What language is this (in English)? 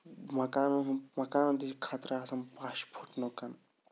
Kashmiri